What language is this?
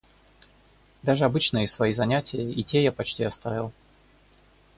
Russian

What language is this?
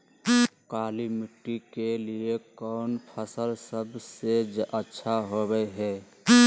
Magahi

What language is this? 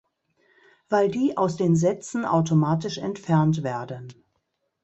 German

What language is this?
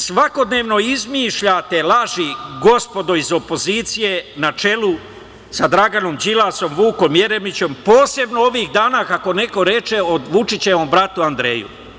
Serbian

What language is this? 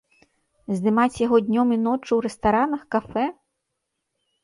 Belarusian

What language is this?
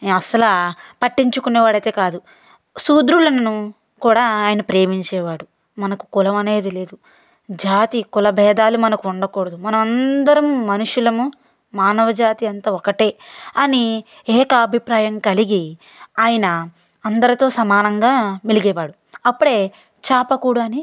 Telugu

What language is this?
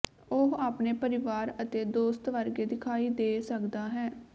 Punjabi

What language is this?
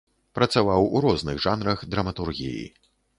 Belarusian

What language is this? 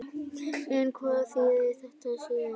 Icelandic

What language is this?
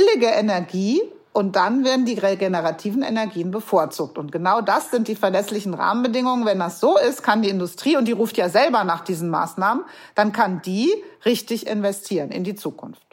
German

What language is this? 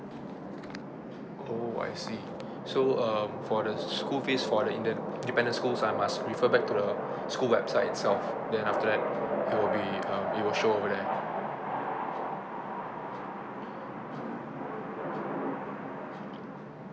English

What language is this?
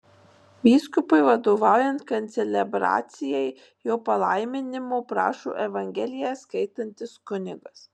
Lithuanian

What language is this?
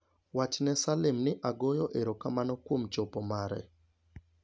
Luo (Kenya and Tanzania)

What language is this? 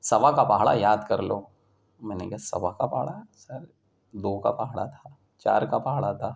Urdu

